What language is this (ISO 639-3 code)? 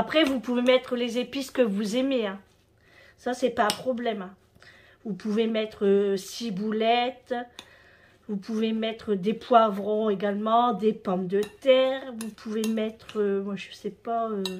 fra